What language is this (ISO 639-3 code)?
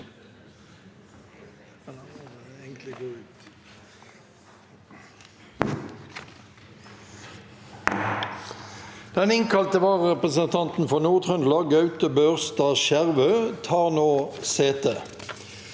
nor